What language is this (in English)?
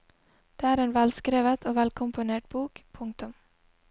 Norwegian